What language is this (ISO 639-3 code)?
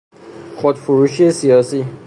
fas